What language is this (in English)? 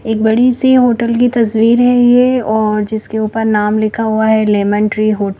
Hindi